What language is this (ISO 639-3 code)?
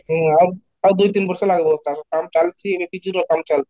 ori